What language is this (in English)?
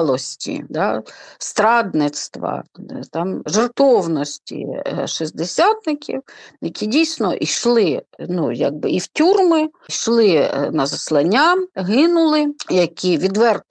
Ukrainian